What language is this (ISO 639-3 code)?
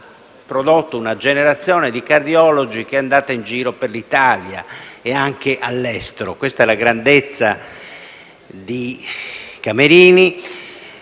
ita